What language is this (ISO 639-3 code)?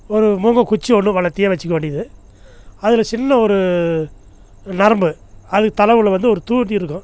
tam